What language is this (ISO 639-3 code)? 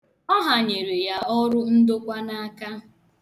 ibo